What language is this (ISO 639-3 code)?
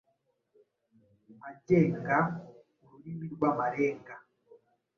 kin